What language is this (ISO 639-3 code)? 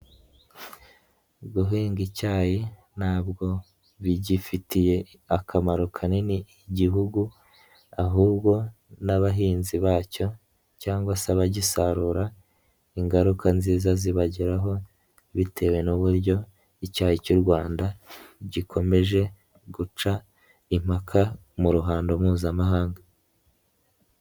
kin